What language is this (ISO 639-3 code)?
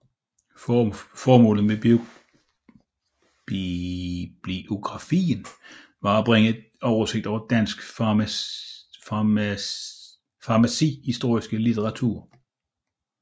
dan